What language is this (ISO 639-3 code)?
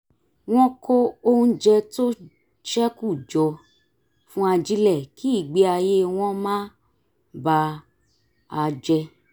yor